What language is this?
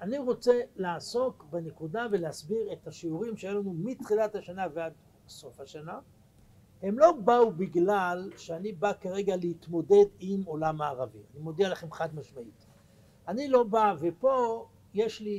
Hebrew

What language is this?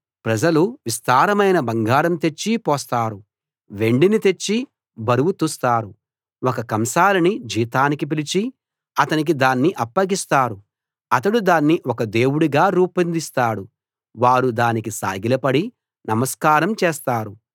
Telugu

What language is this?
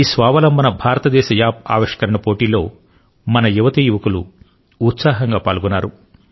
Telugu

